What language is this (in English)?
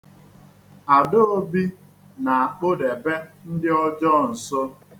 Igbo